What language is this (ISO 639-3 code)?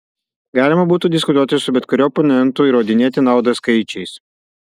lit